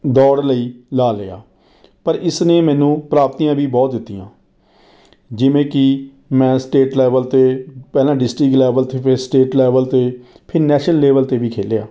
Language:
Punjabi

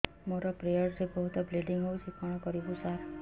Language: Odia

